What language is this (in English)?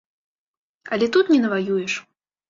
Belarusian